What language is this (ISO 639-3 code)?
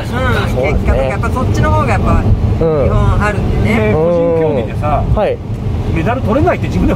jpn